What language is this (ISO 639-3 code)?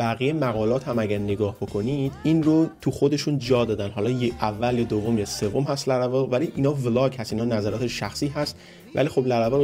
fas